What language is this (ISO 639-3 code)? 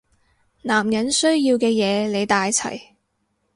yue